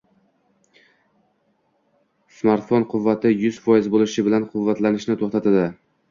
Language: Uzbek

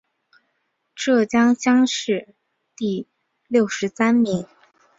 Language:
Chinese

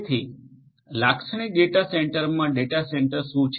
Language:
Gujarati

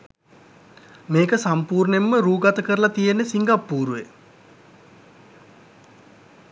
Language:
Sinhala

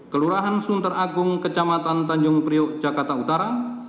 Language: Indonesian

